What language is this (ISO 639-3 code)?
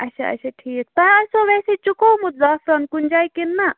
kas